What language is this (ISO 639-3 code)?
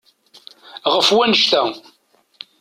kab